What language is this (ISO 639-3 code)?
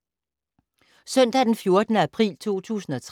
dan